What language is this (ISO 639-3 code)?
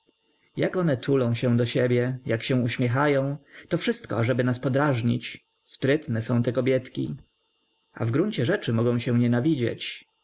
pol